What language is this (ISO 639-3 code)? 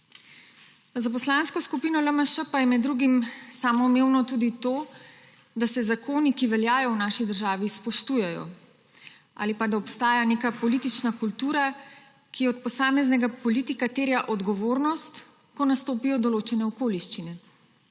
slv